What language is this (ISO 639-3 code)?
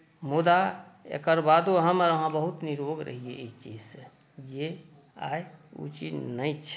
mai